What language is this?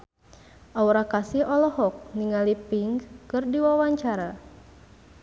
Sundanese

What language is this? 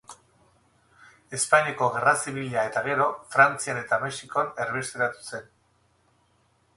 Basque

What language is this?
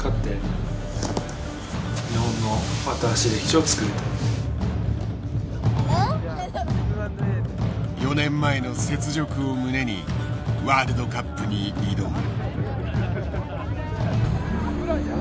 Japanese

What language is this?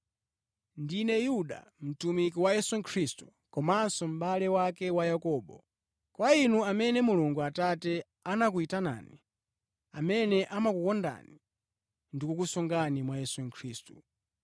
Nyanja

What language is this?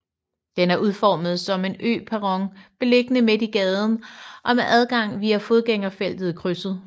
Danish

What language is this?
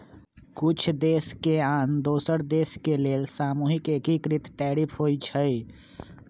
Magahi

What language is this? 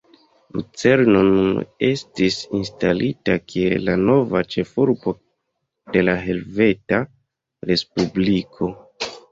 Esperanto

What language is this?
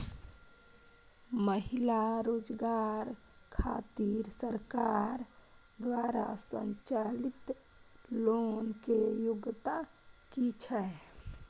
Maithili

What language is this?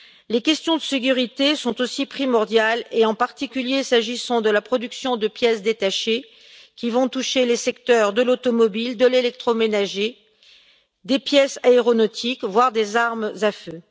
French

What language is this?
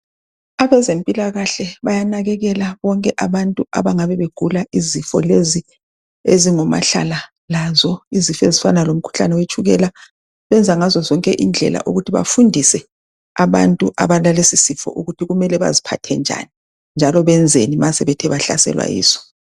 North Ndebele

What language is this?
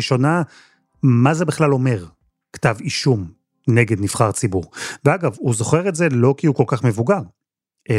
Hebrew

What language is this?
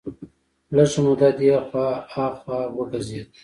Pashto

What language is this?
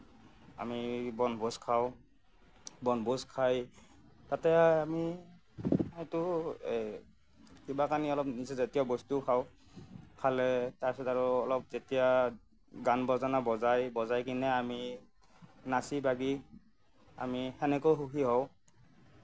Assamese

